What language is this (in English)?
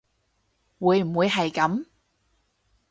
Cantonese